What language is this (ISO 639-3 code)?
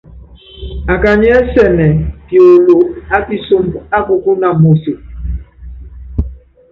yav